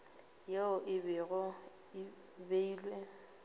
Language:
Northern Sotho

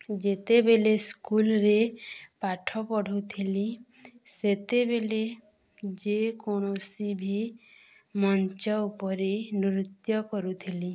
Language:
Odia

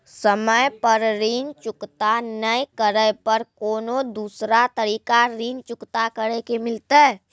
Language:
Maithili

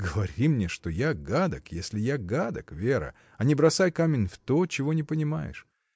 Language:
Russian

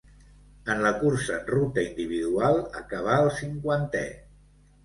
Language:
Catalan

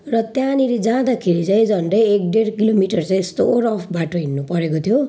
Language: Nepali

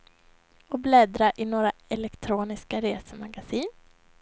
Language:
Swedish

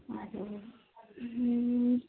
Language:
Assamese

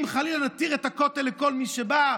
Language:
Hebrew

